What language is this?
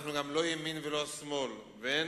Hebrew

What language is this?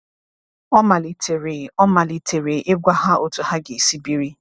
Igbo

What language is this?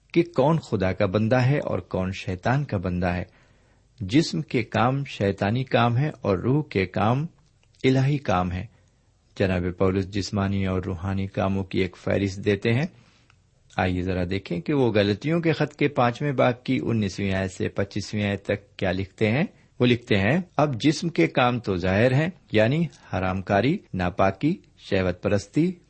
Urdu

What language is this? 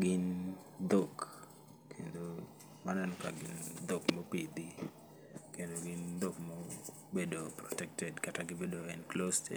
Luo (Kenya and Tanzania)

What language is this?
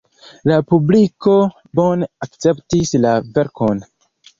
Esperanto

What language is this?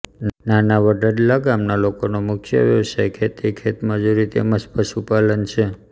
Gujarati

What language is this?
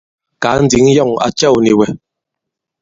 Bankon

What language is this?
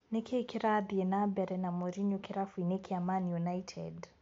Kikuyu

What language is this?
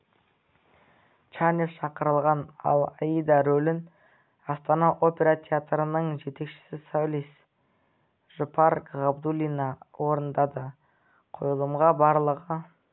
Kazakh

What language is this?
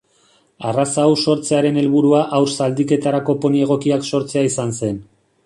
Basque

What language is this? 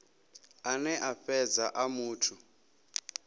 Venda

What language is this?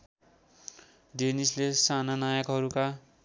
Nepali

